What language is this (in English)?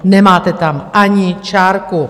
Czech